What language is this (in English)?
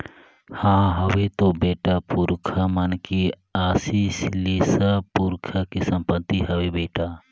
Chhattisgarhi